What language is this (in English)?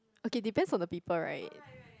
English